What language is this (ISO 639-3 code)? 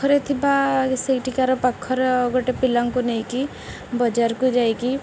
ori